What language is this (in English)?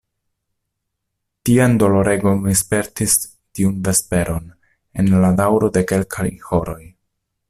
Esperanto